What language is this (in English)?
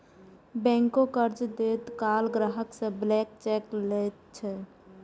Maithili